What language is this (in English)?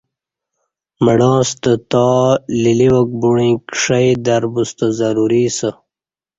Kati